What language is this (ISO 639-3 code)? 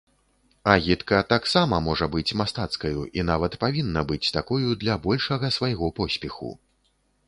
bel